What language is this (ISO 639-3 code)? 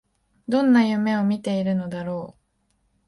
jpn